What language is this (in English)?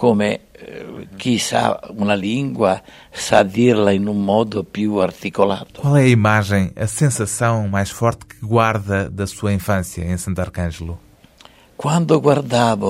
Portuguese